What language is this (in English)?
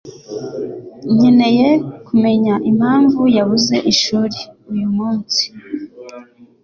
Kinyarwanda